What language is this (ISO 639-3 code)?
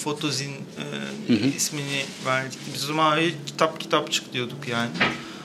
tur